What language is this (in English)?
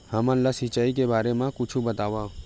Chhattisgarhi